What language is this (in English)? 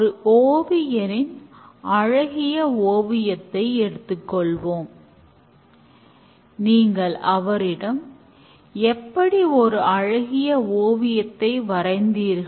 Tamil